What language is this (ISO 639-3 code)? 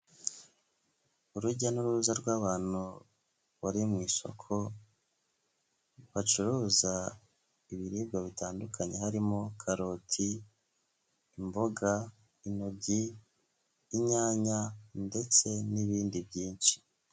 kin